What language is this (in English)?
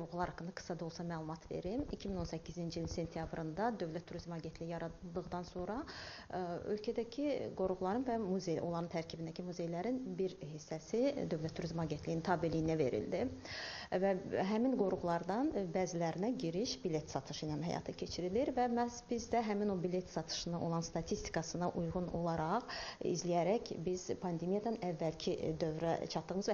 Turkish